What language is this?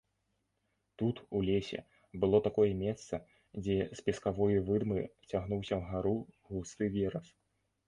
Belarusian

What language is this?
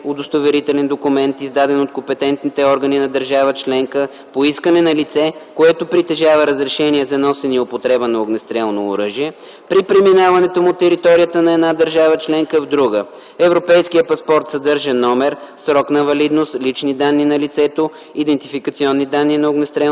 Bulgarian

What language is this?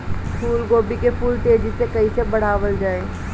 Bhojpuri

